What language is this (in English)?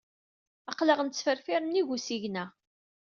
Kabyle